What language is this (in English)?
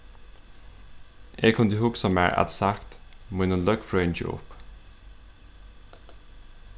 Faroese